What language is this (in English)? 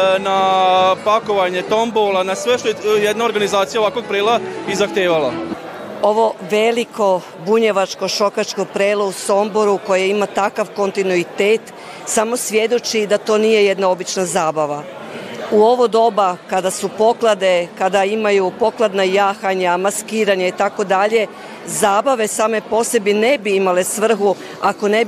Croatian